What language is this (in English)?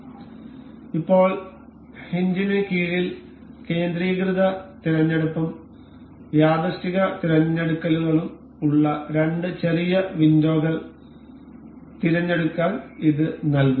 Malayalam